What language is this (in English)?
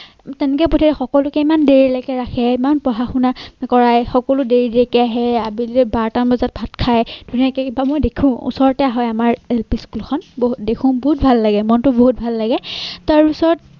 Assamese